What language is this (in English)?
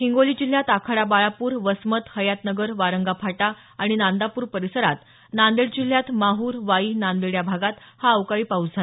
Marathi